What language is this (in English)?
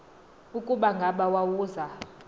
Xhosa